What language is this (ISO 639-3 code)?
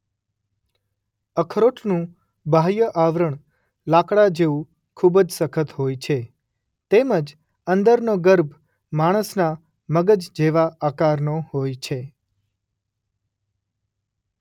guj